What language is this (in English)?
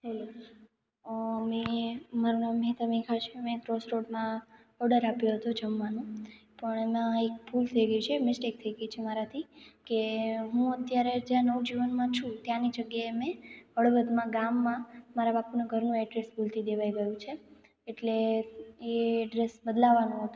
Gujarati